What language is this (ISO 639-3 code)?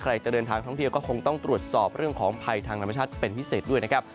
tha